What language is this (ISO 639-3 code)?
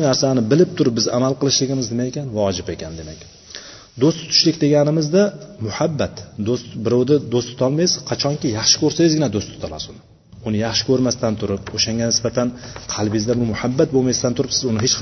bul